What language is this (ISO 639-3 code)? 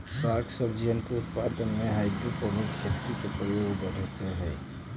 mag